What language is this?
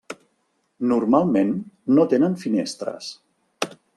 Catalan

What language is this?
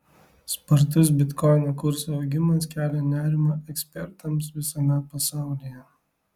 Lithuanian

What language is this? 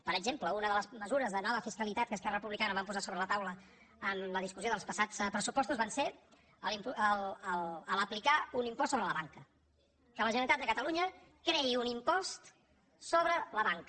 Catalan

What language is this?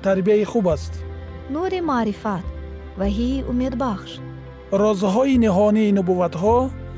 Persian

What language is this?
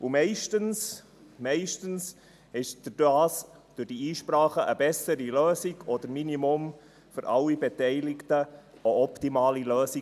Swiss German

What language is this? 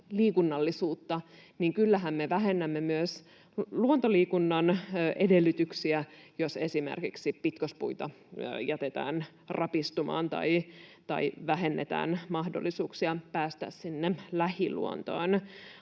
Finnish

